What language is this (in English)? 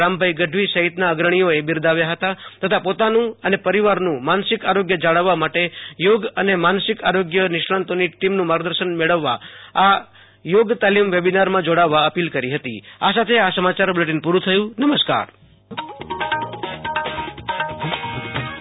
Gujarati